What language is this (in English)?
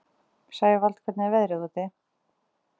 Icelandic